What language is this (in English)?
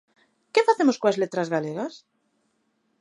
Galician